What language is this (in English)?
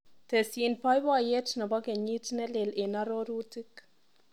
Kalenjin